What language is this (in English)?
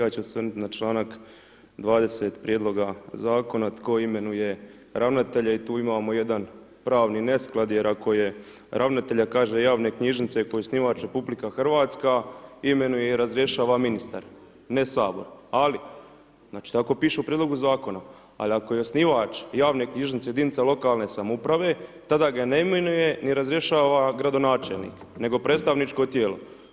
Croatian